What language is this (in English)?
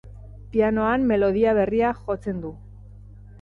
Basque